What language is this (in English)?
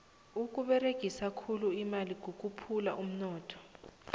South Ndebele